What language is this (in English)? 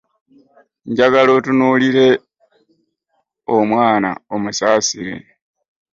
Ganda